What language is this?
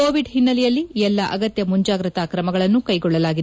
Kannada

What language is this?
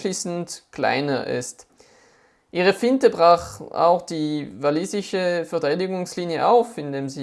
German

